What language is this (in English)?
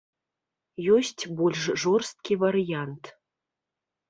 Belarusian